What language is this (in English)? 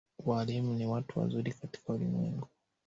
Swahili